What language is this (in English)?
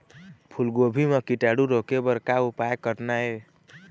Chhattisgarhi